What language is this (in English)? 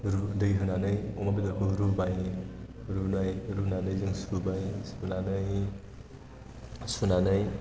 Bodo